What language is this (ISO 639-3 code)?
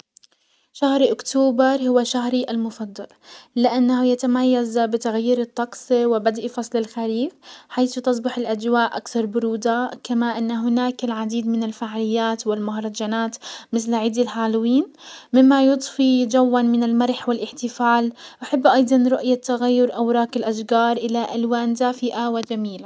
acw